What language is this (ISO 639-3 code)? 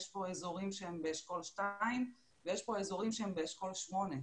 heb